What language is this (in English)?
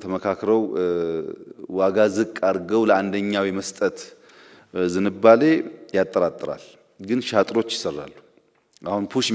Dutch